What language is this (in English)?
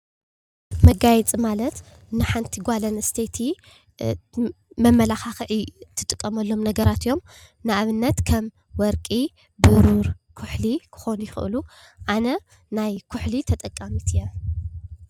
Tigrinya